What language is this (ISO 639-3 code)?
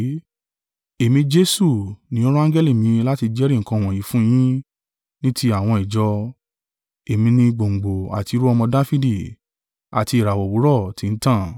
yor